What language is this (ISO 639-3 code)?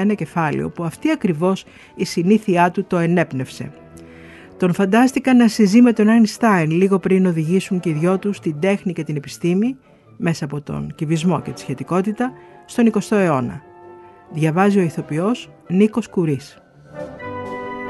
ell